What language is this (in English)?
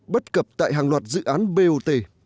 Vietnamese